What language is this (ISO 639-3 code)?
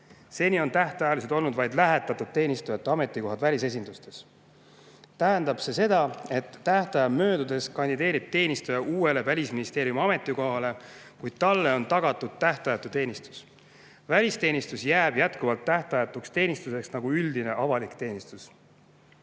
est